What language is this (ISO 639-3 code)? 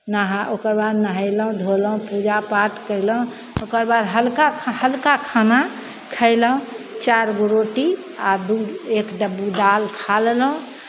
mai